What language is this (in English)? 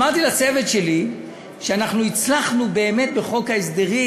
Hebrew